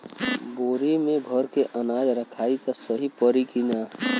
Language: Bhojpuri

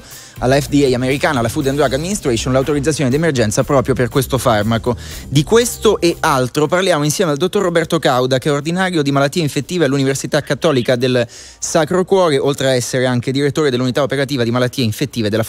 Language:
Italian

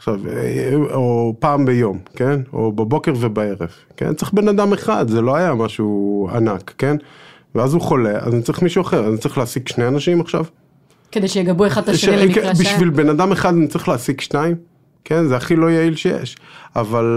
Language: Hebrew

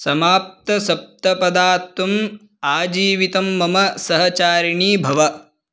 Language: Sanskrit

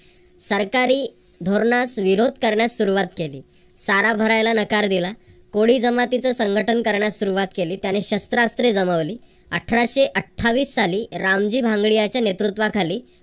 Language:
Marathi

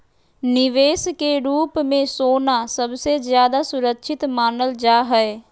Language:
Magahi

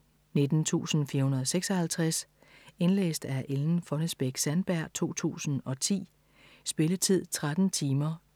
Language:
Danish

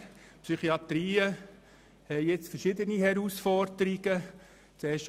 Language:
Swiss German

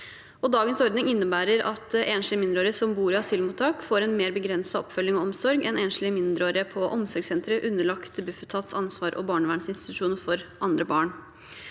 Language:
Norwegian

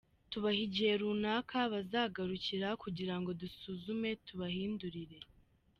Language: Kinyarwanda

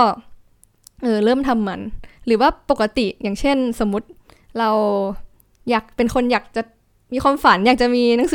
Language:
Thai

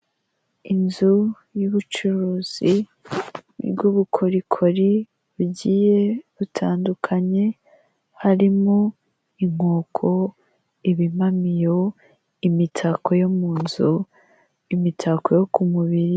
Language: Kinyarwanda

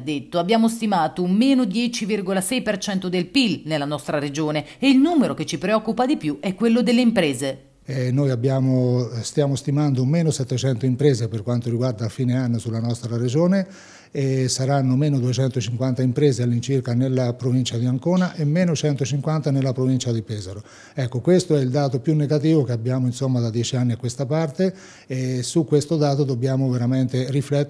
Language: Italian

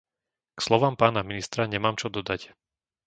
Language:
Slovak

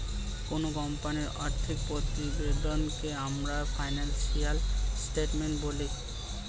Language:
Bangla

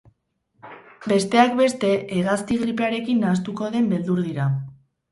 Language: Basque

